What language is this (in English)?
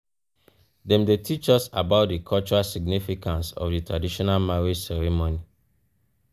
Nigerian Pidgin